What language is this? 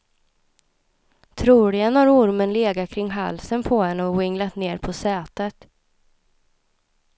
Swedish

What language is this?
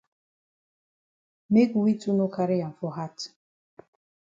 Cameroon Pidgin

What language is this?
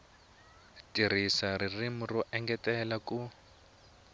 Tsonga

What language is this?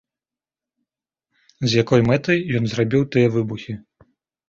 Belarusian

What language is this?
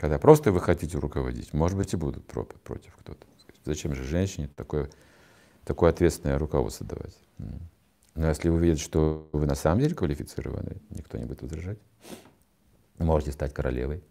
Russian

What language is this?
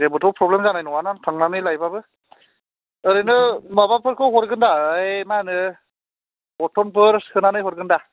Bodo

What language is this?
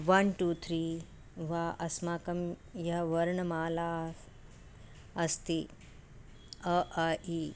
Sanskrit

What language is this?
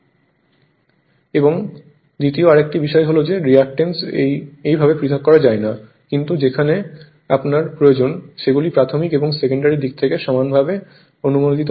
Bangla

